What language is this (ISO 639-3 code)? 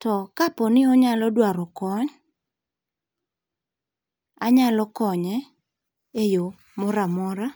luo